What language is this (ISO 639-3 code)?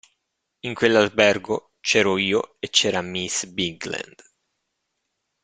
ita